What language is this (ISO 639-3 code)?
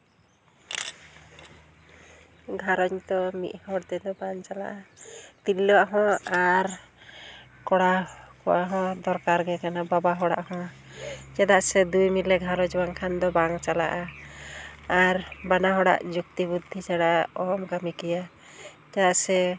sat